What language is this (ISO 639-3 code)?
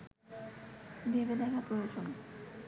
ben